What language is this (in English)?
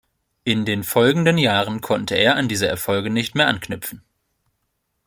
German